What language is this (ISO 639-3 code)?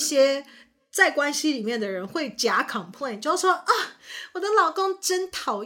zho